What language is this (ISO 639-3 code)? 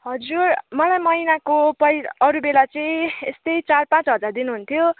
nep